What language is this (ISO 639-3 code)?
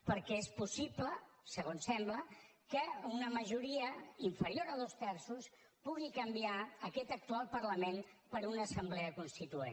cat